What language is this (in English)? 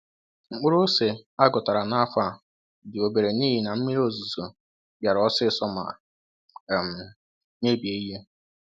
Igbo